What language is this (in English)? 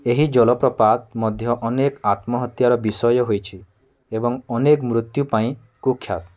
Odia